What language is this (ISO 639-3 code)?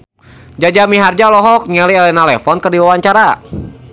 sun